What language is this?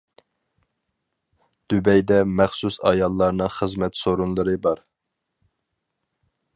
Uyghur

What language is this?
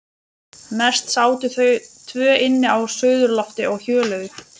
Icelandic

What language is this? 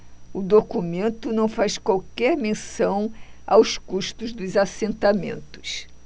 Portuguese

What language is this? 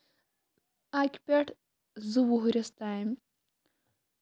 Kashmiri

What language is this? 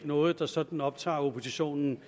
Danish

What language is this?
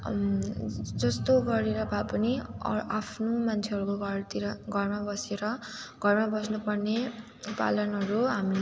Nepali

